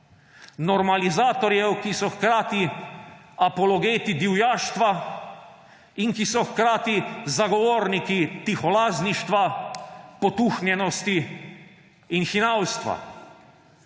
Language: Slovenian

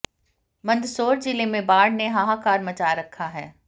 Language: Hindi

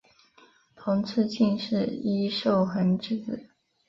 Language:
Chinese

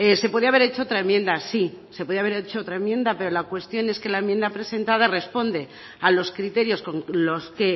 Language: Spanish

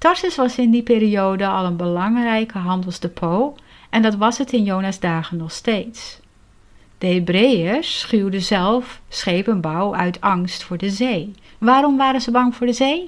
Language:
Dutch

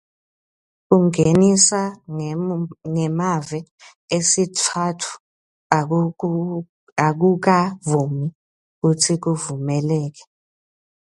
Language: Swati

